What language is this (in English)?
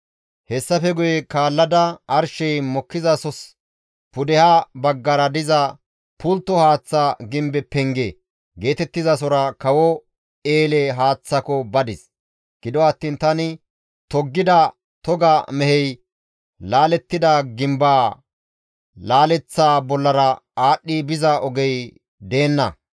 Gamo